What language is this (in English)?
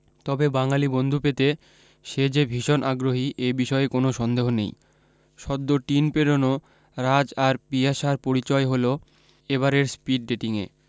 Bangla